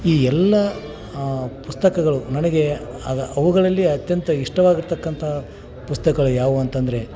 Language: Kannada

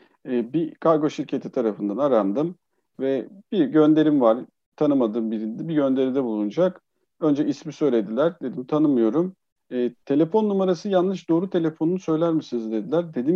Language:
Turkish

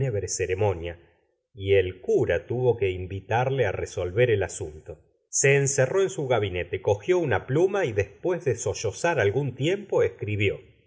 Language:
Spanish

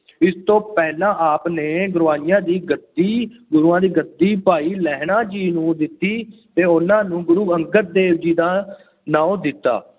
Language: Punjabi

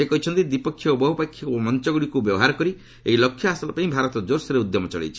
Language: Odia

